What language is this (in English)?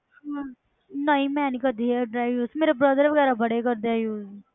Punjabi